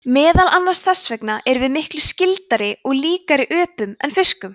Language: Icelandic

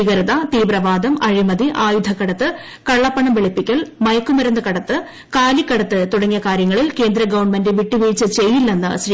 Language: Malayalam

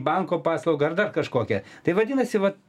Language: Lithuanian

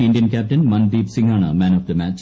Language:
Malayalam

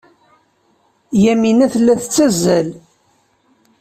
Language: Kabyle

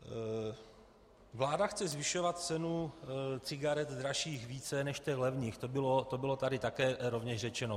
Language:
Czech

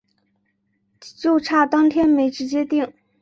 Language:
Chinese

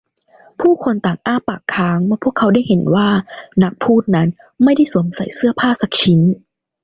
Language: Thai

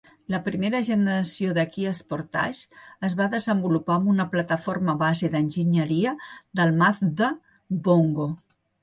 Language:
Catalan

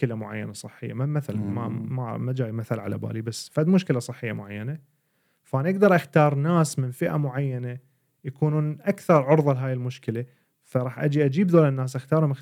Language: Arabic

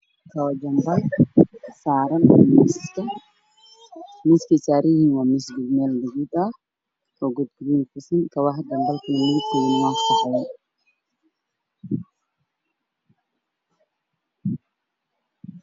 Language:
Somali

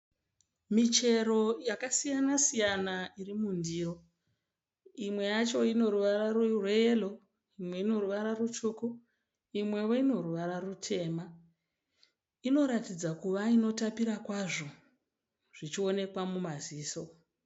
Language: Shona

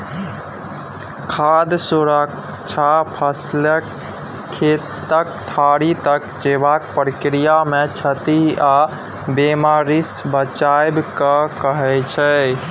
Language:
Maithili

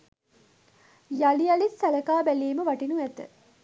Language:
Sinhala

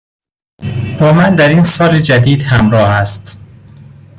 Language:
Persian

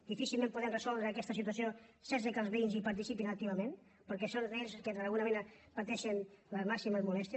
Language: Catalan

